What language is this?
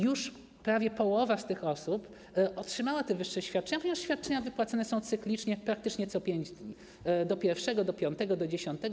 Polish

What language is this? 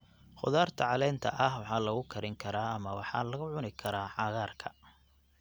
Somali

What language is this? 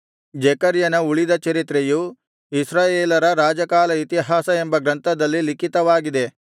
Kannada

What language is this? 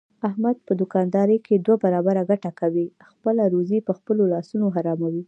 Pashto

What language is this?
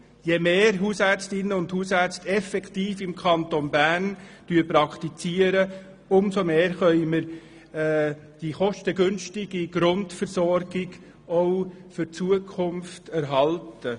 Swiss German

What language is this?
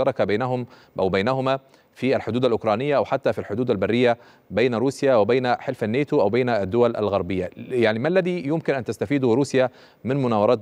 Arabic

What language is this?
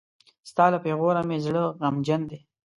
Pashto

